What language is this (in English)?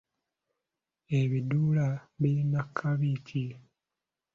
Ganda